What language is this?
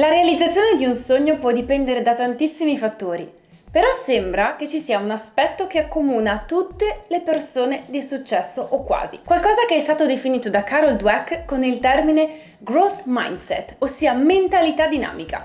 Italian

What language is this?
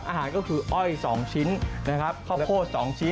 Thai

